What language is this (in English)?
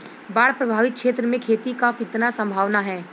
Bhojpuri